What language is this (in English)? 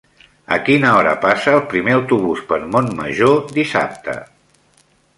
Catalan